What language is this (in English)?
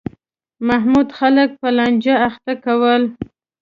Pashto